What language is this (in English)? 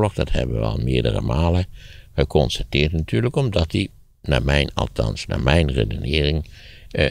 Dutch